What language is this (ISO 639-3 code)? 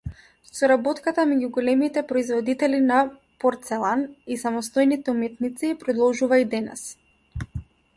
mkd